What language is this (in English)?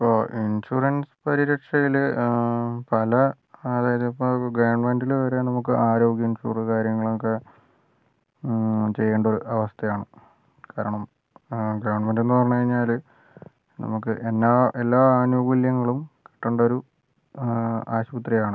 Malayalam